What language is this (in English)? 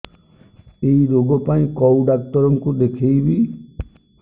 Odia